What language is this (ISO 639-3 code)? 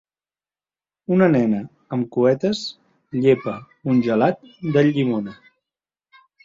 cat